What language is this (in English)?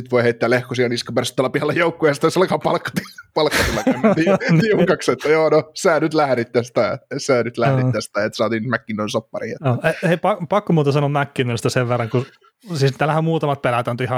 Finnish